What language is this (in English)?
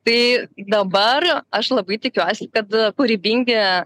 Lithuanian